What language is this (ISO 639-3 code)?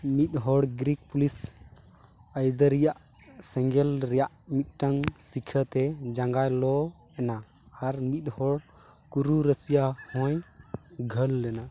sat